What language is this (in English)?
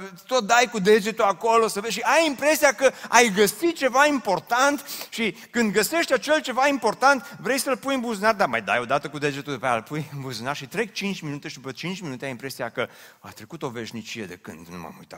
Romanian